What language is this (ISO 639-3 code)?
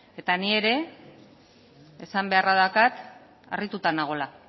eus